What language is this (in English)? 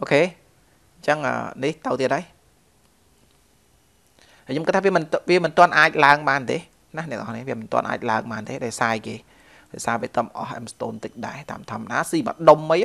Vietnamese